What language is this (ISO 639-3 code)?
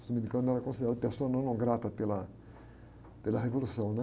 por